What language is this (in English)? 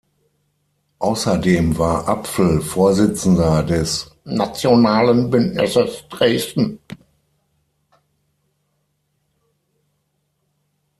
German